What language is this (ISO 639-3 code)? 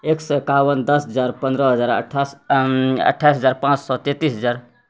mai